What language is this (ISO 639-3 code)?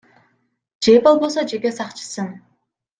kir